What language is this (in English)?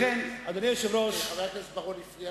Hebrew